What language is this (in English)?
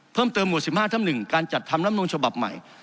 Thai